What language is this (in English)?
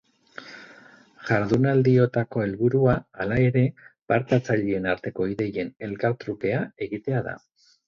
Basque